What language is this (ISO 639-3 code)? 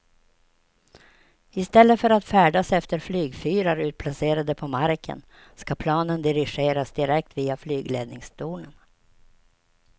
swe